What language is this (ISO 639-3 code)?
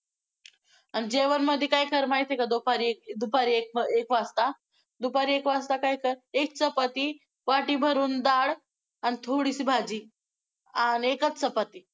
mar